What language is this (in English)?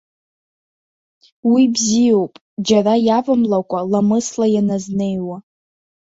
Abkhazian